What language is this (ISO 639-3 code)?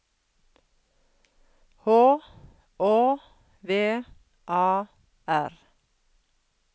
nor